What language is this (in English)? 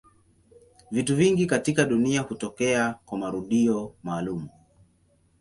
Swahili